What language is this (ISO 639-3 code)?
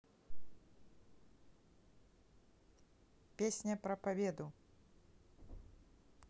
rus